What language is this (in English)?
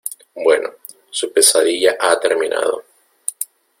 Spanish